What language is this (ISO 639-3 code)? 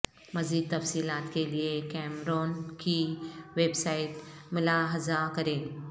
urd